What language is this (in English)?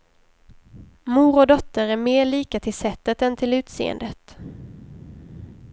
Swedish